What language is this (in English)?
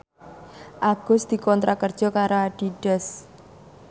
Javanese